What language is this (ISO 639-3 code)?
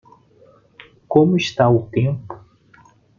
por